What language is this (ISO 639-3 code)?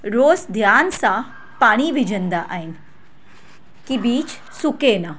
snd